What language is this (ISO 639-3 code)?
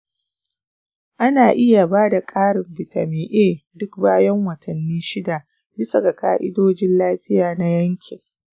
hau